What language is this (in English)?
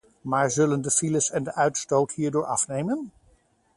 Dutch